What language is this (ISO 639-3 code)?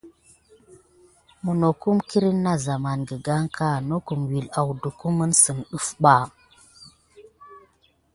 gid